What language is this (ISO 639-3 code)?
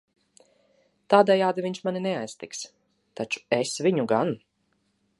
lav